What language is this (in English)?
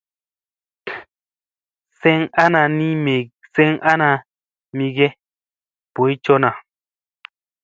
Musey